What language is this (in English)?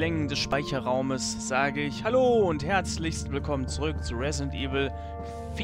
German